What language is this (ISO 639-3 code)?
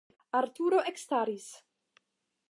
epo